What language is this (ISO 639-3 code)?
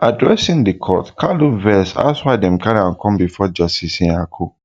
pcm